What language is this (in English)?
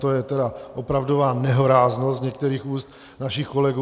Czech